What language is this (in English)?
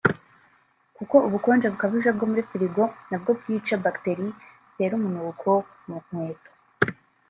Kinyarwanda